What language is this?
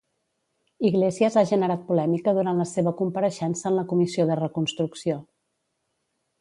Catalan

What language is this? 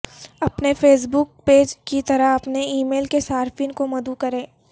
Urdu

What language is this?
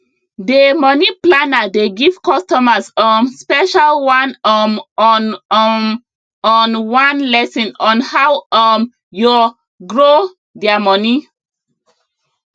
Nigerian Pidgin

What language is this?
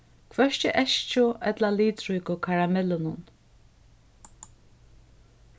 Faroese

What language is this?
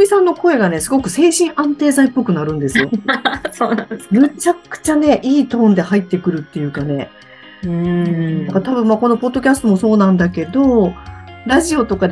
Japanese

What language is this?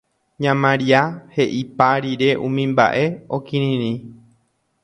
Guarani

